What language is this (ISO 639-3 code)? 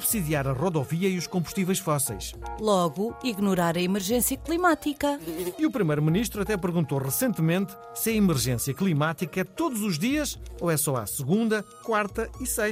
por